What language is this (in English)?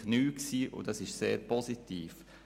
Swiss German